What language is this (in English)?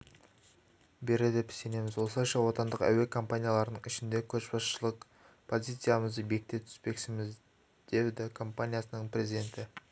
Kazakh